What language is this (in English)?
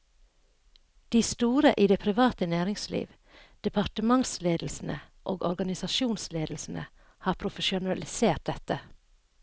Norwegian